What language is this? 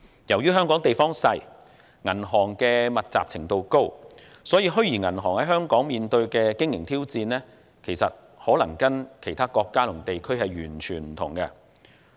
Cantonese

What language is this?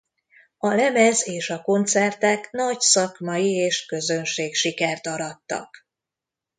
Hungarian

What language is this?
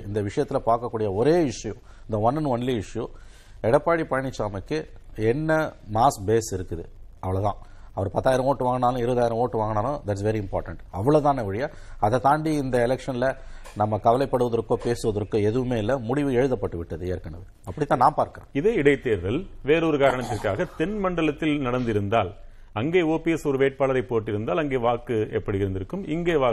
Tamil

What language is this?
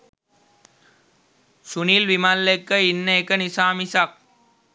Sinhala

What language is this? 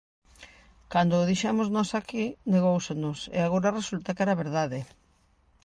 Galician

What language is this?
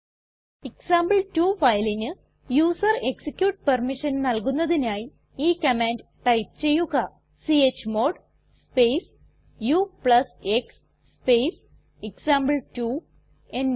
Malayalam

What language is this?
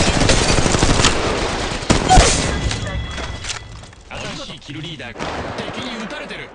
Japanese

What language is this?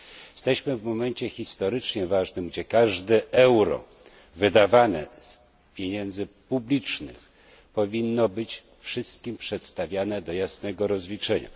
Polish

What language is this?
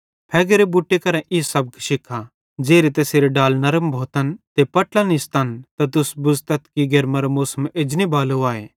Bhadrawahi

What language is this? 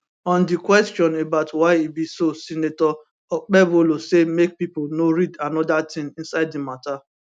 Nigerian Pidgin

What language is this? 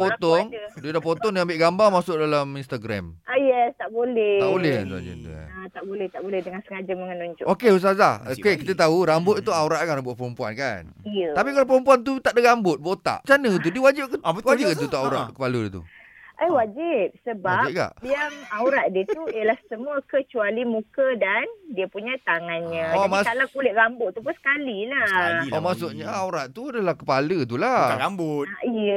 Malay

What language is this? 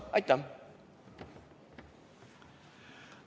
Estonian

